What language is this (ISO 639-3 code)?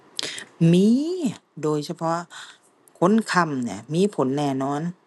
tha